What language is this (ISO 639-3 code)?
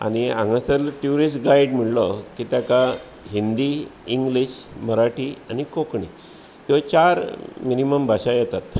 kok